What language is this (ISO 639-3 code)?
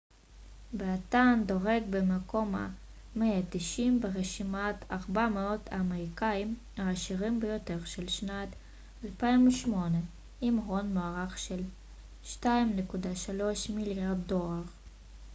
heb